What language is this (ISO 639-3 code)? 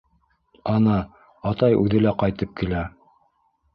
bak